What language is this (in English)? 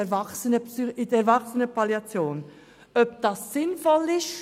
Swiss German